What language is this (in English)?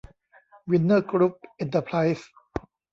Thai